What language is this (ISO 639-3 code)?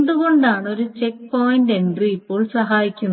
mal